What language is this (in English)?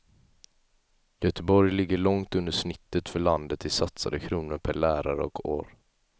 Swedish